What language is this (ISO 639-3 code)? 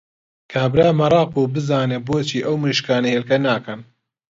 ckb